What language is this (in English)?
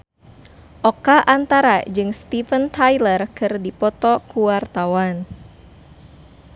Sundanese